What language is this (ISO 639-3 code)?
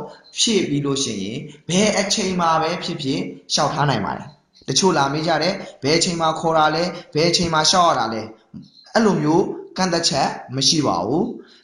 kor